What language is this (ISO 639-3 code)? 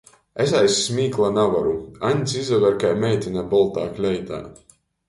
ltg